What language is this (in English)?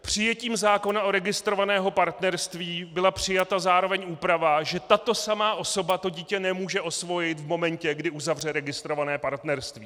Czech